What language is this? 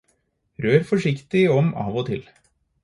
Norwegian Bokmål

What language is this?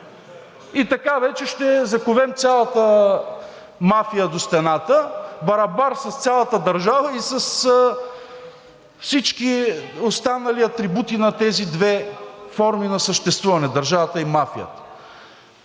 Bulgarian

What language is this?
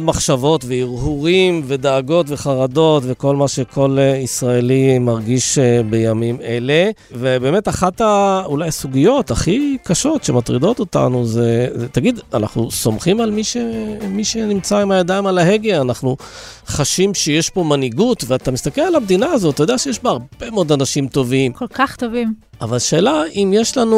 Hebrew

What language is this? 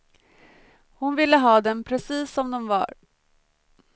Swedish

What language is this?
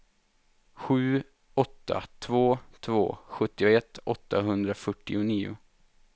Swedish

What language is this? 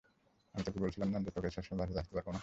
Bangla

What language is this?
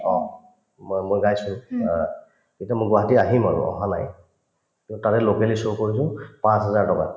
Assamese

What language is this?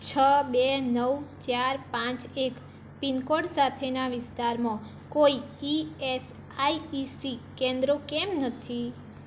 Gujarati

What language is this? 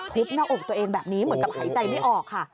Thai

